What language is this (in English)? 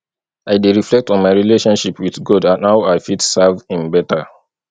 Nigerian Pidgin